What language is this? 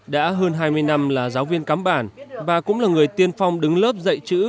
Vietnamese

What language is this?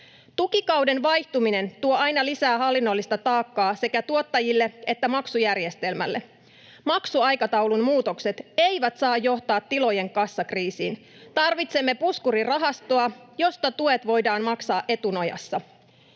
Finnish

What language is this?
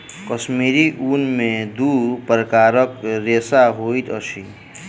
Maithili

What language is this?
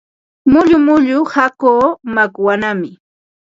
Ambo-Pasco Quechua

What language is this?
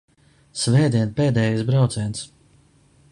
Latvian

